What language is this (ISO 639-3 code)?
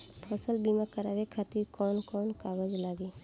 bho